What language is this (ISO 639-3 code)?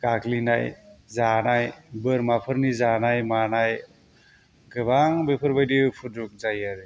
brx